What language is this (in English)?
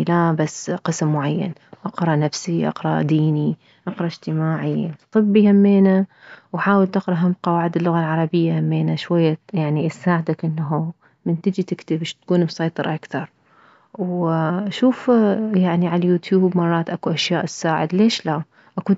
Mesopotamian Arabic